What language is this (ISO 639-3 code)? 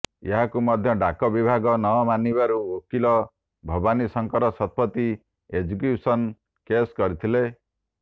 ori